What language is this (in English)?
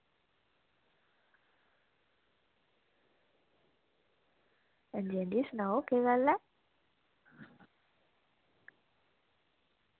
Dogri